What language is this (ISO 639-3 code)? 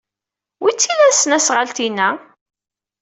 kab